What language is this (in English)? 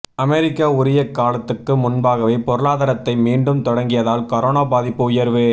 Tamil